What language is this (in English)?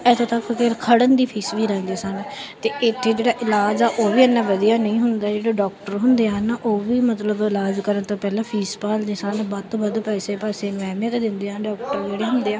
Punjabi